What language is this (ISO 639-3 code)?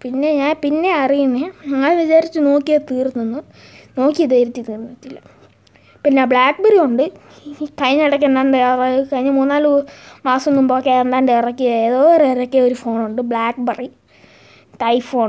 mal